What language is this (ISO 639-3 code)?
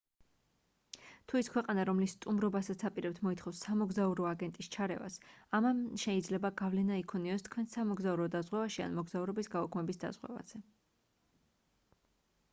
kat